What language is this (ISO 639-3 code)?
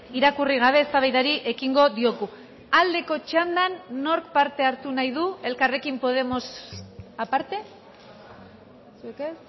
eus